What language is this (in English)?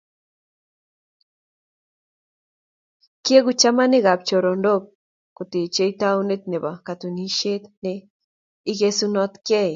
Kalenjin